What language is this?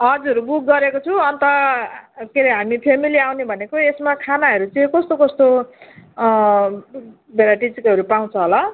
Nepali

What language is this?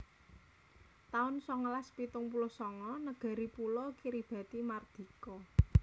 Javanese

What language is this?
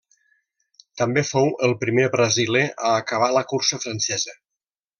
Catalan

